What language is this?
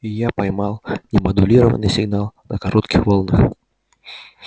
Russian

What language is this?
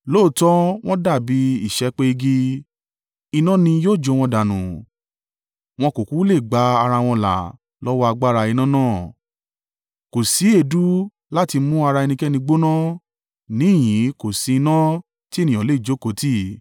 Yoruba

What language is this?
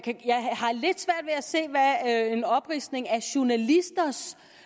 Danish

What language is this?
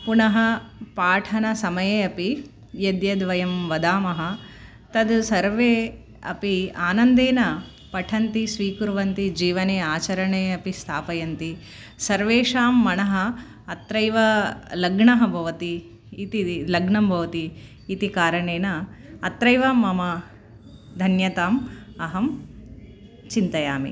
Sanskrit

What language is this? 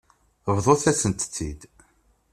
Kabyle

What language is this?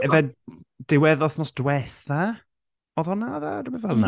Welsh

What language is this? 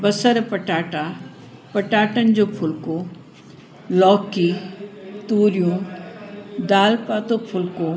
Sindhi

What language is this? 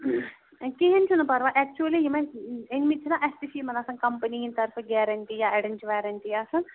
Kashmiri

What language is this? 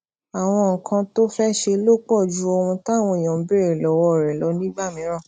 Yoruba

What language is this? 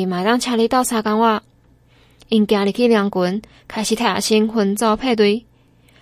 Chinese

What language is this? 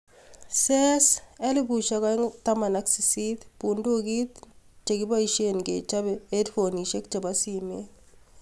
Kalenjin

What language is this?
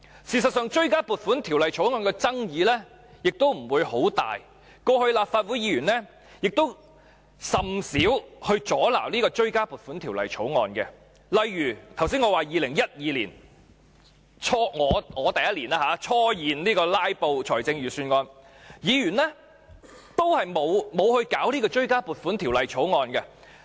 Cantonese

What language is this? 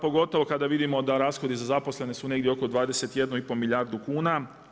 Croatian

